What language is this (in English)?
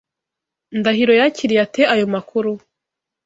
Kinyarwanda